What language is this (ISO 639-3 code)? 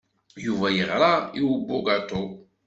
kab